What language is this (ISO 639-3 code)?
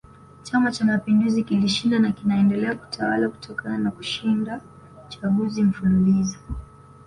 swa